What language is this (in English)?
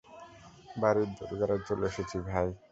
Bangla